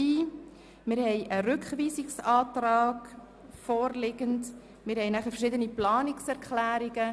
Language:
Swiss German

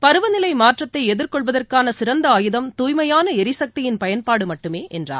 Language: Tamil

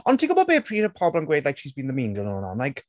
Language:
Welsh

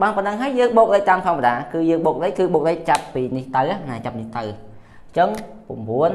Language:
Vietnamese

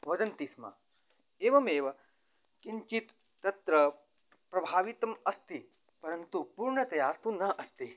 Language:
Sanskrit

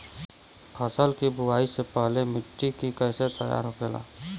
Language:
Bhojpuri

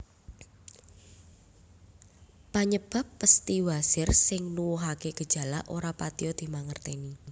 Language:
Javanese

